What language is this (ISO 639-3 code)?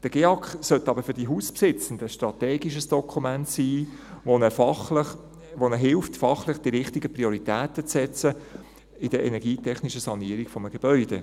gsw